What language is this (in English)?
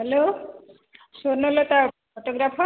Odia